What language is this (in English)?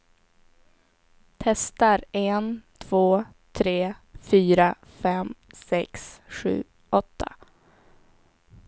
Swedish